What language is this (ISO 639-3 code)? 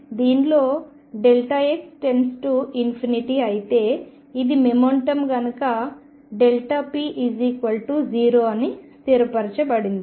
tel